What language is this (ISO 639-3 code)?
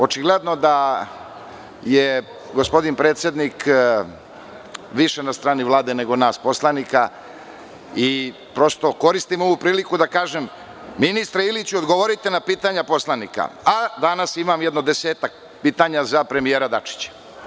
srp